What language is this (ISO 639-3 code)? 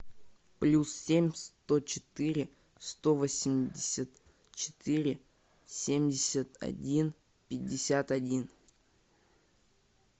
rus